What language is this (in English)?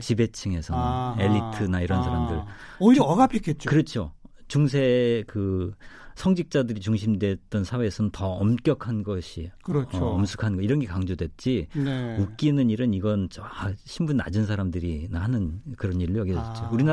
Korean